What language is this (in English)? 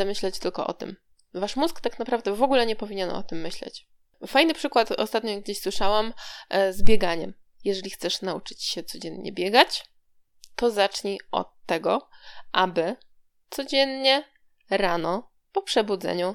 Polish